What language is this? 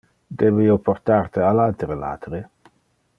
Interlingua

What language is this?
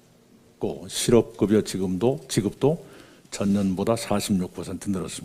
Korean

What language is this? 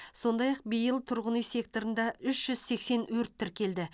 Kazakh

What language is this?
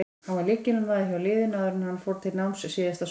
Icelandic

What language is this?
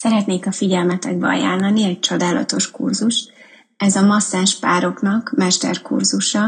Hungarian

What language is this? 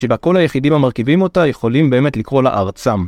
Hebrew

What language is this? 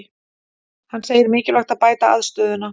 Icelandic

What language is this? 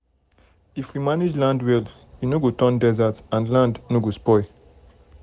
Nigerian Pidgin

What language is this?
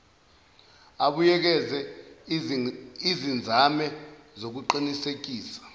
Zulu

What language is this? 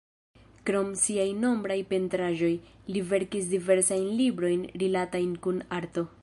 Esperanto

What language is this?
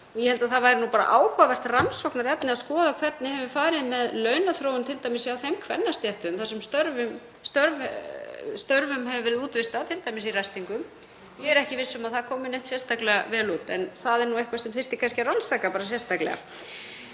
Icelandic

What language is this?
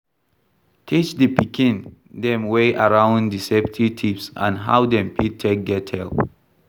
Nigerian Pidgin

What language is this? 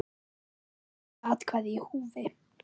Icelandic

